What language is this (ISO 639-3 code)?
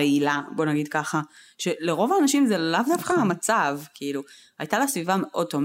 heb